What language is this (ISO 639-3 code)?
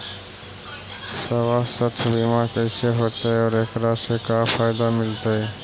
mag